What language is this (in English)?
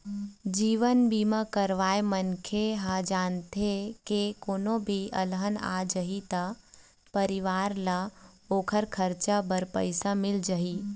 Chhattisgarhi